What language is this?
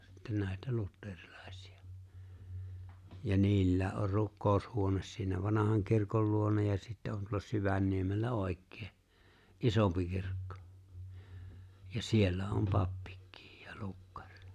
Finnish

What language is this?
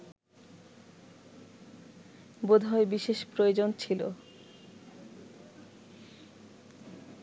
Bangla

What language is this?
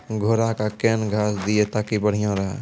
Maithili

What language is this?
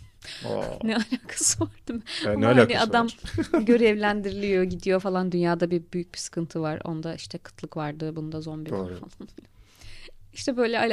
Turkish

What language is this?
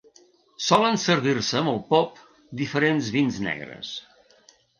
Catalan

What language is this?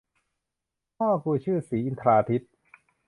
Thai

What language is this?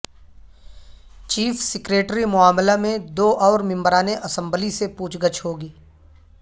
Urdu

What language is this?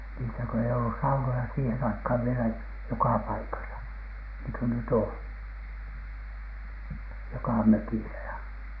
Finnish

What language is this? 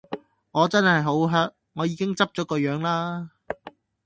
Cantonese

